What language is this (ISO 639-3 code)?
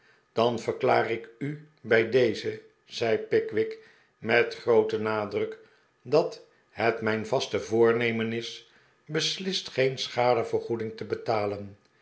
nld